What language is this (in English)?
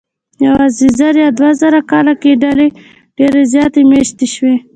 Pashto